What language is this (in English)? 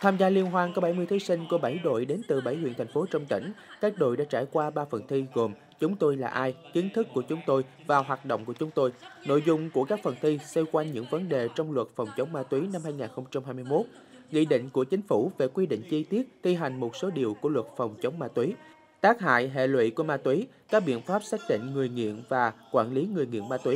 Vietnamese